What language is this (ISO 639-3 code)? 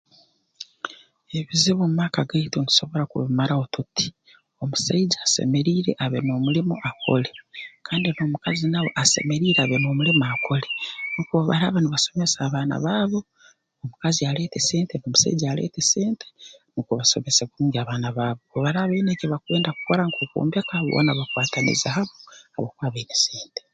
ttj